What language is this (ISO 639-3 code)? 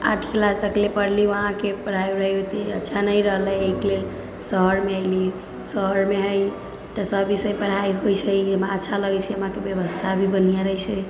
mai